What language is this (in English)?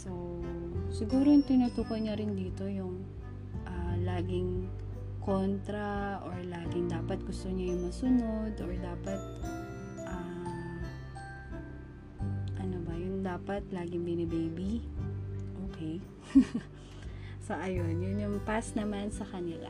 Filipino